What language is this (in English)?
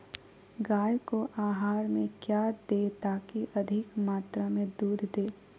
Magahi